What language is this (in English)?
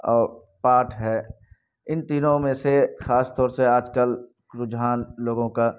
Urdu